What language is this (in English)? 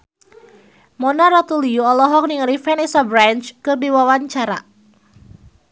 Sundanese